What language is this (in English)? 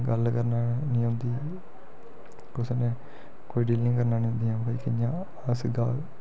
Dogri